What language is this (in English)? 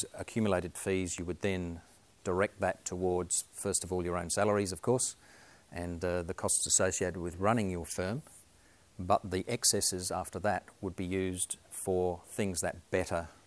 English